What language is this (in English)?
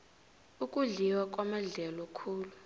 South Ndebele